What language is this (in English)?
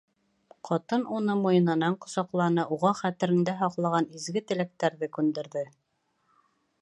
Bashkir